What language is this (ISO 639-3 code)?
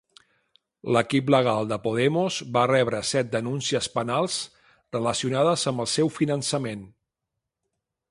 cat